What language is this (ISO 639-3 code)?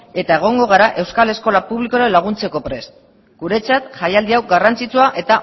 eus